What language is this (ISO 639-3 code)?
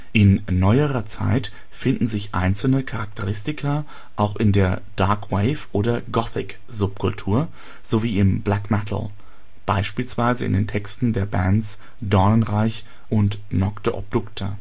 deu